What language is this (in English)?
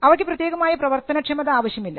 Malayalam